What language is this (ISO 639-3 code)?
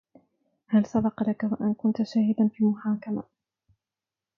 ara